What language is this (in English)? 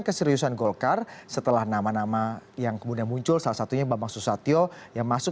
Indonesian